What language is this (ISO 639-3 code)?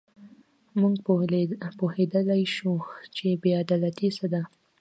pus